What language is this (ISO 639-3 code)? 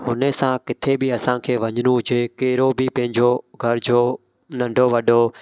snd